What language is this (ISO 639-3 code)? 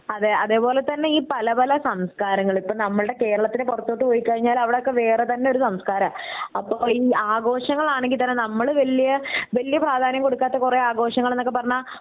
mal